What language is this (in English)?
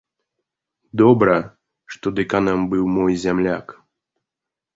Belarusian